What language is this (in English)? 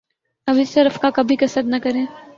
Urdu